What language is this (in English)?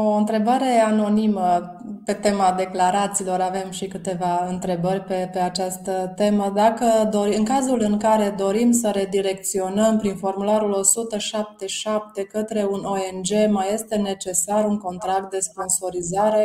Romanian